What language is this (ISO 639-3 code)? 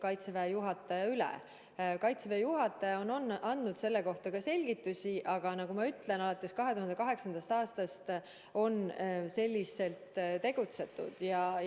est